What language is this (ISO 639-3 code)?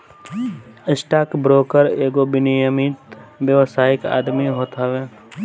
bho